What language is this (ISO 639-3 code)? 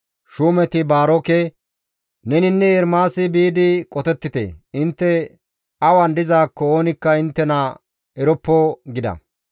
gmv